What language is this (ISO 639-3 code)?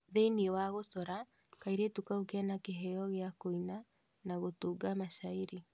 kik